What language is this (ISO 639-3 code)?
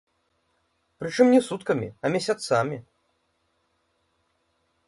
bel